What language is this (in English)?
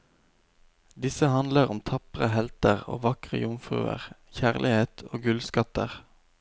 Norwegian